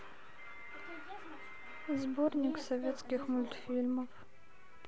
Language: Russian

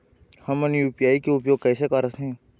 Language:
Chhattisgarhi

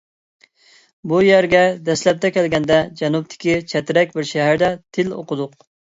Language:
Uyghur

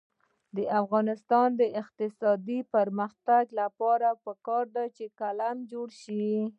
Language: Pashto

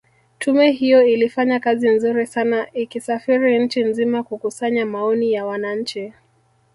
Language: Swahili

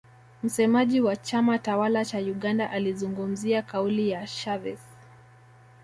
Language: Swahili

